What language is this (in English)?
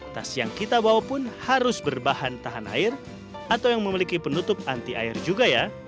Indonesian